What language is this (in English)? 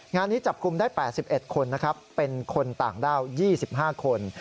Thai